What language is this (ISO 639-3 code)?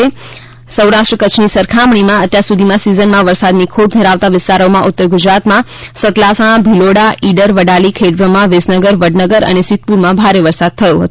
guj